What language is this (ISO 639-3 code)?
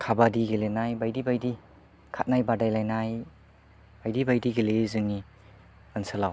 brx